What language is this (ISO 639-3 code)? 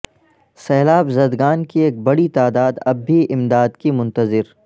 urd